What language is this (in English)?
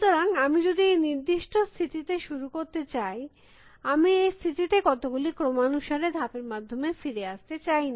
Bangla